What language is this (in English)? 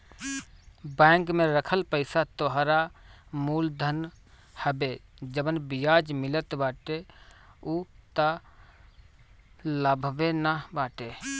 Bhojpuri